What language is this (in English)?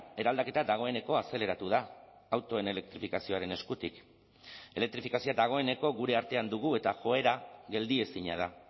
Basque